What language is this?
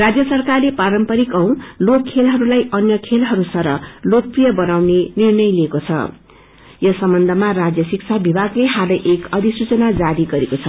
Nepali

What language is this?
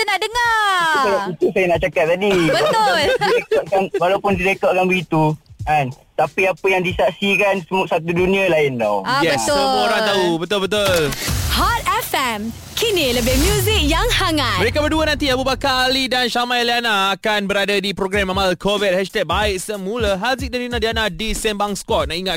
Malay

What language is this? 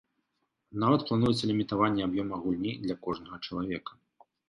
Belarusian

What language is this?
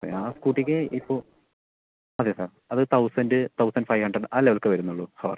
Malayalam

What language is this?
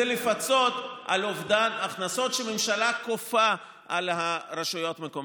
Hebrew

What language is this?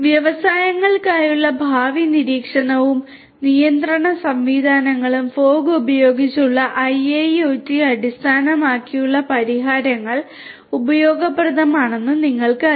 Malayalam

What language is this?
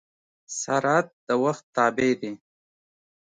Pashto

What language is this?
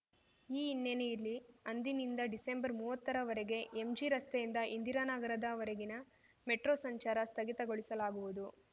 Kannada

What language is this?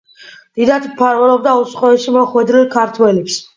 Georgian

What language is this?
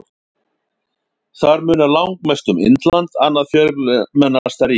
Icelandic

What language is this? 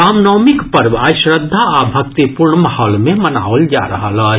Maithili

